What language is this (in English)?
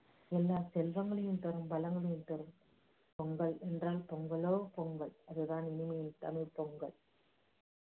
Tamil